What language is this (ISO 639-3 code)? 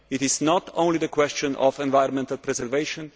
eng